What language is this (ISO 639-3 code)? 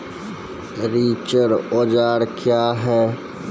mai